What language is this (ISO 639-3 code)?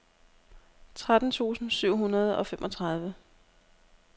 dan